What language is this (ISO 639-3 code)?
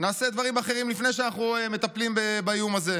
heb